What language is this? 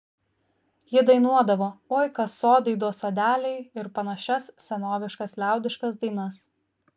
Lithuanian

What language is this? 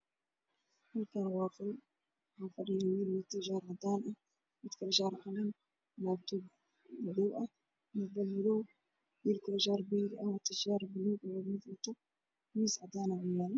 Somali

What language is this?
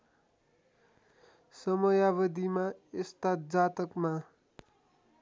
Nepali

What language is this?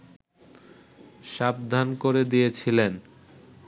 Bangla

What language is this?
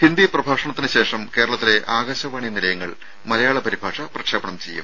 Malayalam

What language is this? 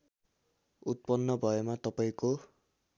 Nepali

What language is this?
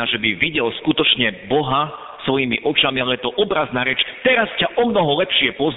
Slovak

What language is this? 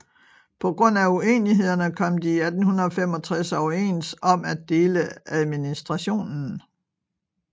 Danish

